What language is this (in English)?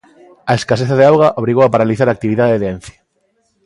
Galician